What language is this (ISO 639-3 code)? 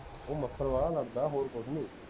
pan